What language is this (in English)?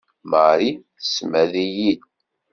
Kabyle